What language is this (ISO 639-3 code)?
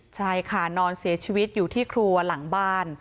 tha